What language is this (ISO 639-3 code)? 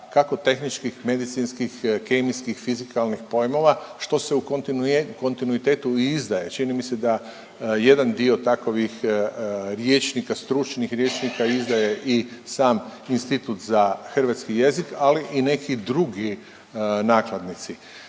hrv